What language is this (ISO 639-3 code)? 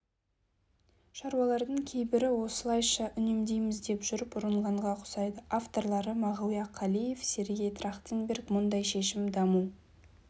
kaz